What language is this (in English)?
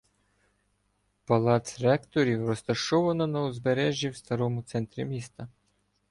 Ukrainian